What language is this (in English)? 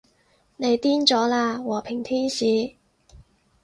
Cantonese